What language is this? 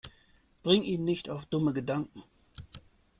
German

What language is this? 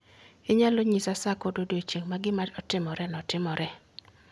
Luo (Kenya and Tanzania)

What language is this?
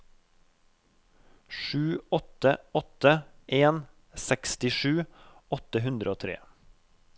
Norwegian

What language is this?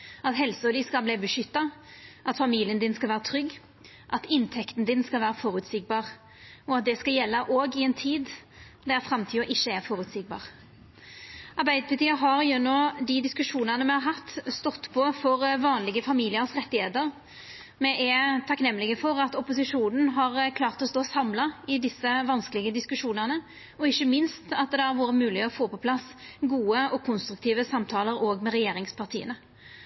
Norwegian Nynorsk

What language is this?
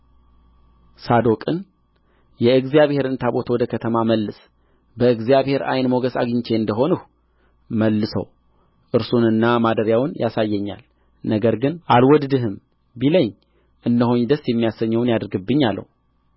Amharic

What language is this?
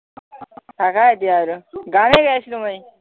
Assamese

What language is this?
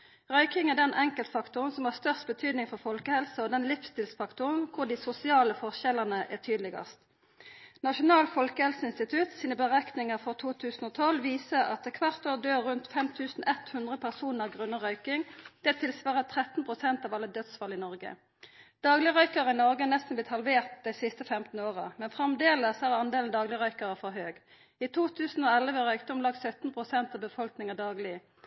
Norwegian Nynorsk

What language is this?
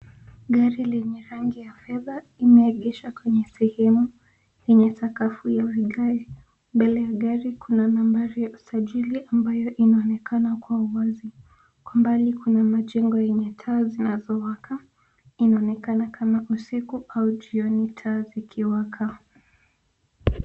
Swahili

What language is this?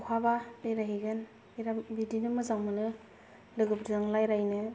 Bodo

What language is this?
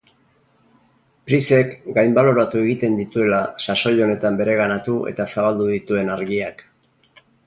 Basque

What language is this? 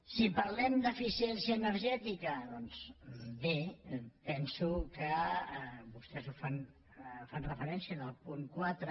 Catalan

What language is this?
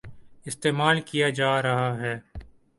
Urdu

